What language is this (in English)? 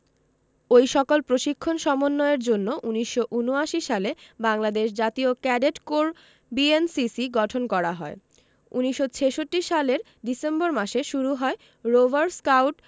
Bangla